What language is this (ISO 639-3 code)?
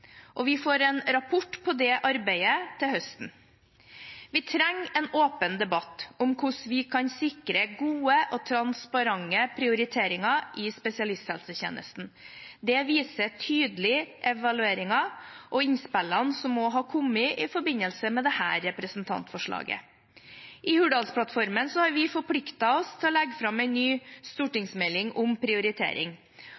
nob